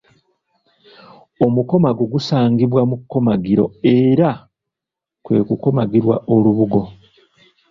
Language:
Ganda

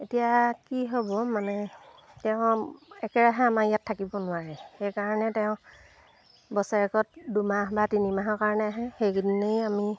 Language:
Assamese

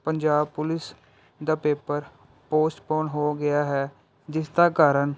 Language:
Punjabi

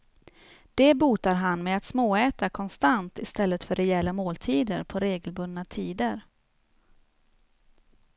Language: Swedish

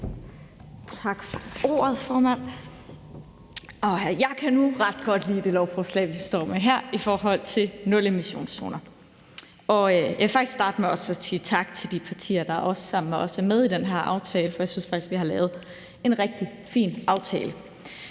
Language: Danish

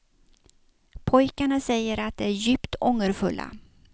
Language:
Swedish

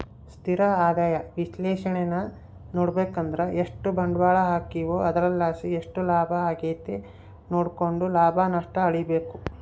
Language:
Kannada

